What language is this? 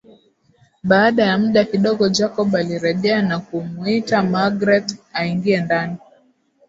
Swahili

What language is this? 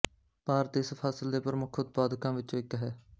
Punjabi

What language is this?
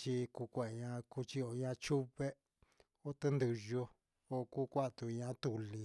Huitepec Mixtec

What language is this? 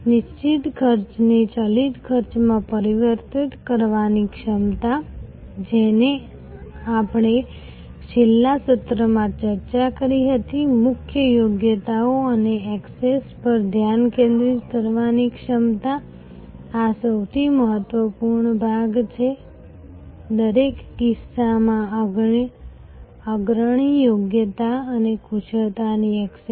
Gujarati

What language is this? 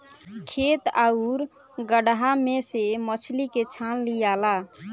Bhojpuri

